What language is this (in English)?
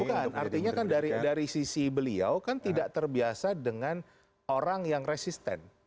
Indonesian